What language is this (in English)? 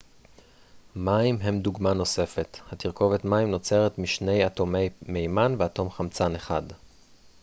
Hebrew